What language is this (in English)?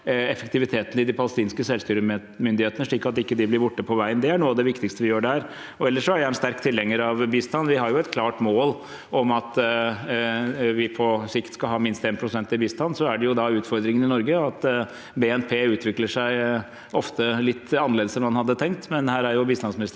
Norwegian